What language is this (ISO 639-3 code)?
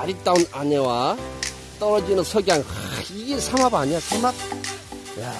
kor